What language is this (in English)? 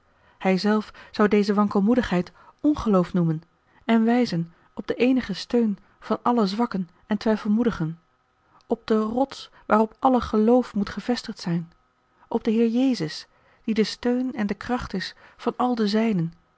Dutch